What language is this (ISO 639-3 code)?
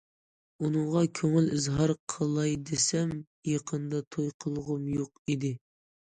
uig